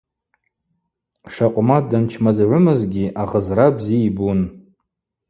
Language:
Abaza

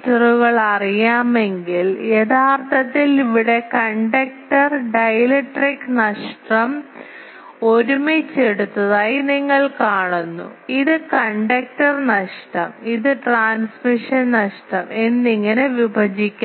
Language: Malayalam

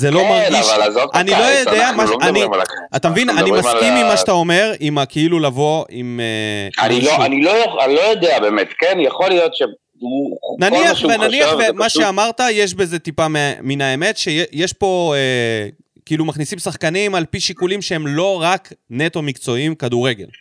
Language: Hebrew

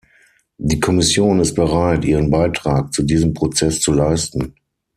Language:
German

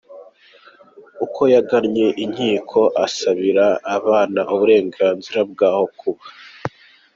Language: Kinyarwanda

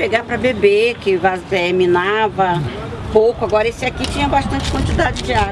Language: Portuguese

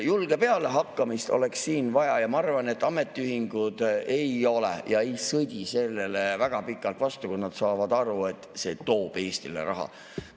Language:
Estonian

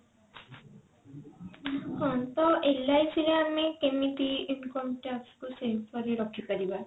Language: Odia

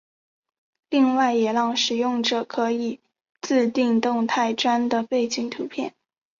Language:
Chinese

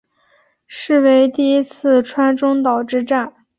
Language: Chinese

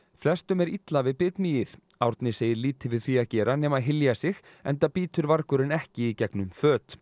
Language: Icelandic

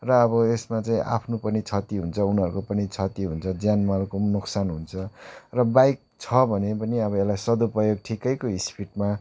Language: Nepali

